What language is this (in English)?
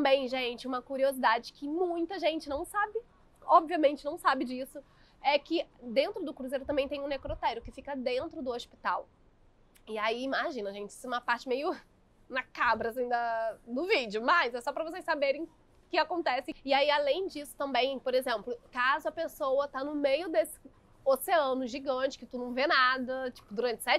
Portuguese